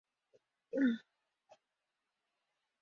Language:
Spanish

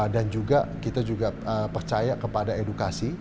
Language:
Indonesian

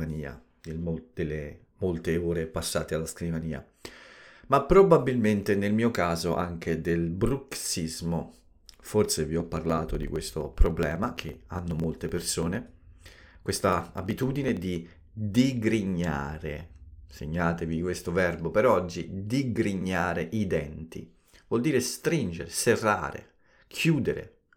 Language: Italian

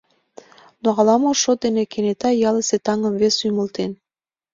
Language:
Mari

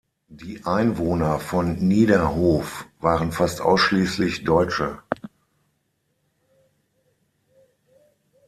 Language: German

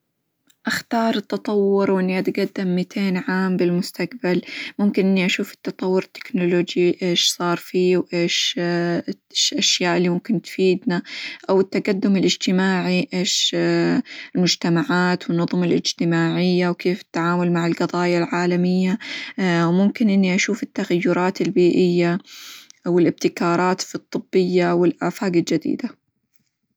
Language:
Hijazi Arabic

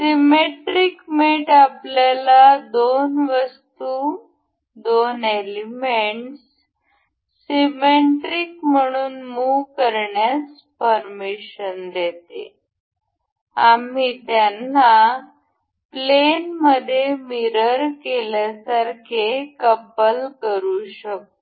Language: Marathi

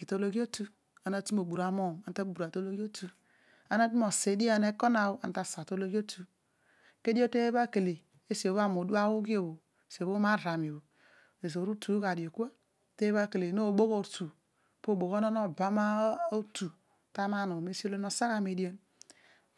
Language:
Odual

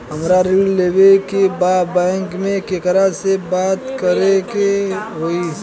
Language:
Bhojpuri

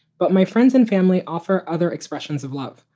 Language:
English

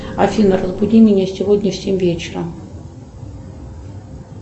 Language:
Russian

